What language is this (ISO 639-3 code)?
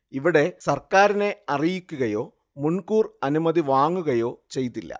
mal